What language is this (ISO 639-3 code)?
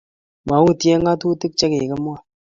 kln